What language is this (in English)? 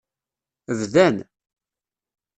Kabyle